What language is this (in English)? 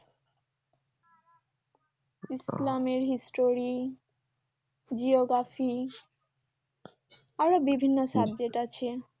Bangla